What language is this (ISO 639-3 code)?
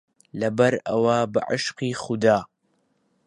ckb